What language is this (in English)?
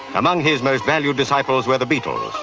English